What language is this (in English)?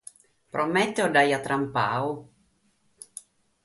Sardinian